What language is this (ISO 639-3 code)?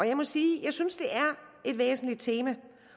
dan